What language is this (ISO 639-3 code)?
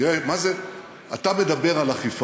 heb